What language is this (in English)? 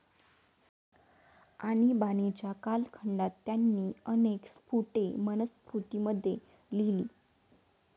Marathi